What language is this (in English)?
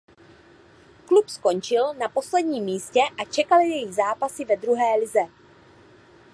Czech